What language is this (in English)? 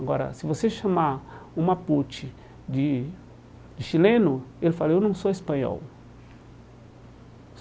Portuguese